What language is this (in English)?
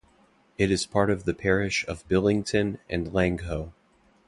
English